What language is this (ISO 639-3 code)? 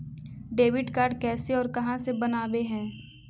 mag